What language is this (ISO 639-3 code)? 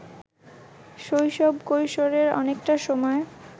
ben